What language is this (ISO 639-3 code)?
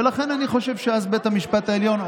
heb